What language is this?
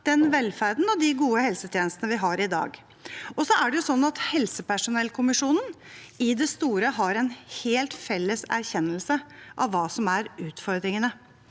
Norwegian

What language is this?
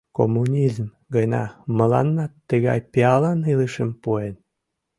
Mari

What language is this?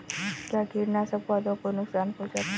Hindi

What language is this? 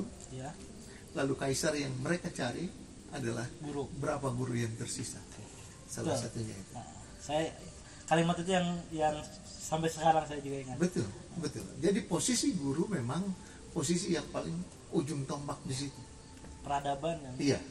Indonesian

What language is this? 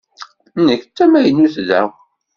Kabyle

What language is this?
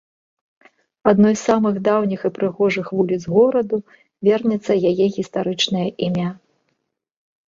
Belarusian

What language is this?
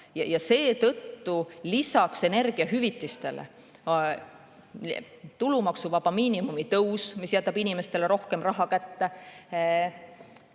Estonian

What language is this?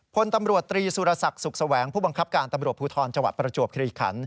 Thai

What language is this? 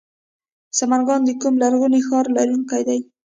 Pashto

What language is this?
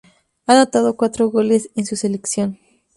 Spanish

